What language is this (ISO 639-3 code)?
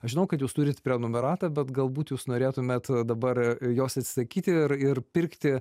lit